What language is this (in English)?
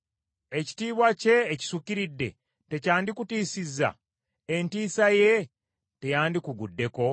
Ganda